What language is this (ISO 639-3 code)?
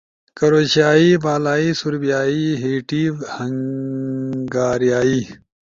ush